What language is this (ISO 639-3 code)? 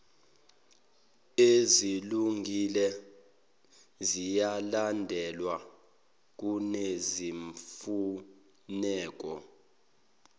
zul